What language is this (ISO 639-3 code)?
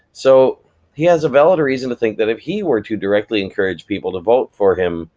eng